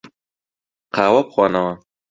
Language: Central Kurdish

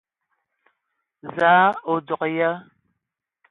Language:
Ewondo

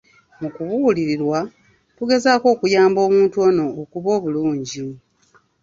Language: Ganda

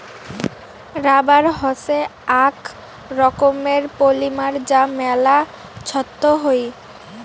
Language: Bangla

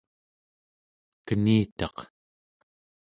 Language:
Central Yupik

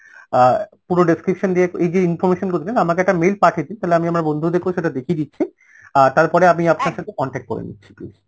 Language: Bangla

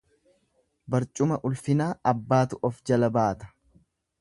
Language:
Oromo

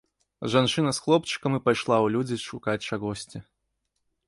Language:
Belarusian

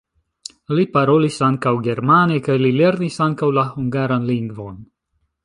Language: Esperanto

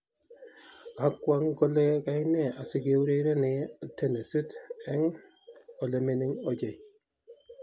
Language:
Kalenjin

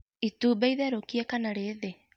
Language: Kikuyu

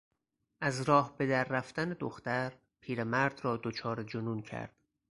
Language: Persian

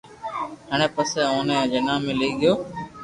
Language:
Loarki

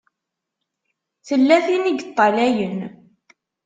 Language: Kabyle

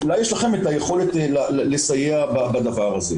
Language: Hebrew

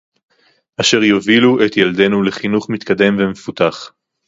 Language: Hebrew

